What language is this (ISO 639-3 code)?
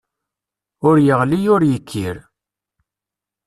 kab